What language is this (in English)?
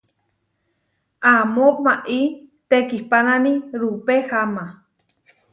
Huarijio